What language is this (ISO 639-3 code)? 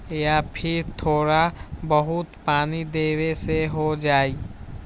mag